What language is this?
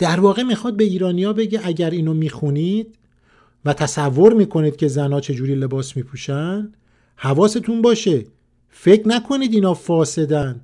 Persian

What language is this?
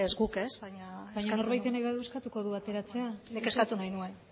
Basque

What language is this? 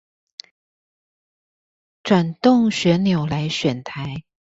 Chinese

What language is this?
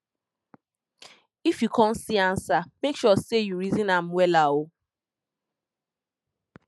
Nigerian Pidgin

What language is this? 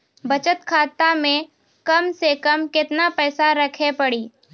Maithili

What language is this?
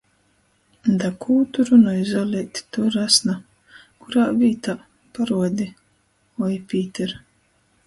Latgalian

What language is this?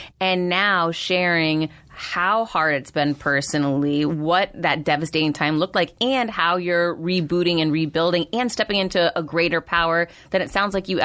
English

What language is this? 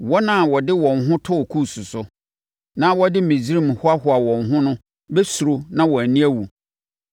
Akan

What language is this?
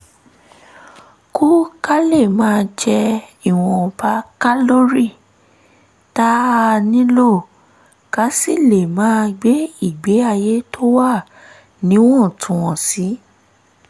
Yoruba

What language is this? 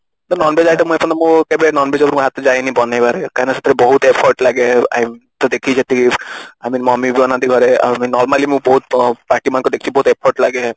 Odia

